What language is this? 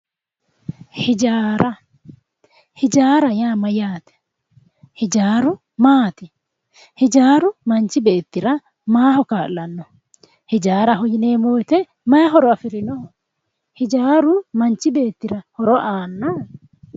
Sidamo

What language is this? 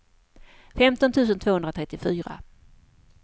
Swedish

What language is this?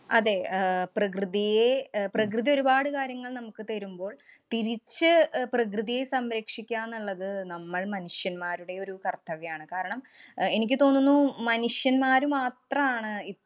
Malayalam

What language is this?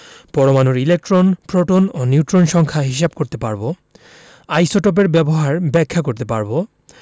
Bangla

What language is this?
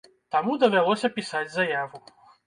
Belarusian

